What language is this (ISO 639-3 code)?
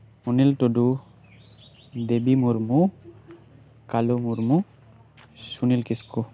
sat